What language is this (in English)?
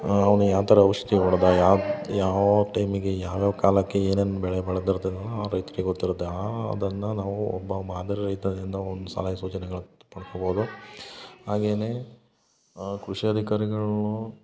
Kannada